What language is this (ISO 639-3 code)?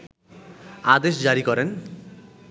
ben